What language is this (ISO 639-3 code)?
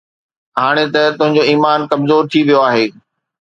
snd